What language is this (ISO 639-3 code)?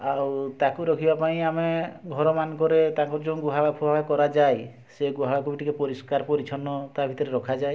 ori